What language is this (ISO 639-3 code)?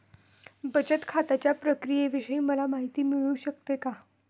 mar